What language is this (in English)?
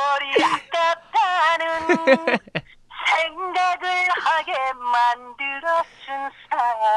Korean